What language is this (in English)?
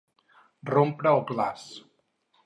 Catalan